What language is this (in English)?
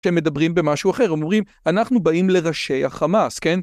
Hebrew